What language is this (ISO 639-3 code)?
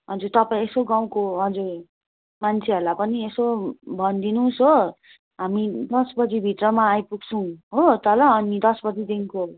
nep